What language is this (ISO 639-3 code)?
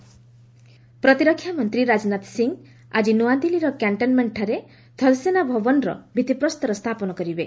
ori